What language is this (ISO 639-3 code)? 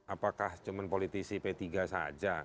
ind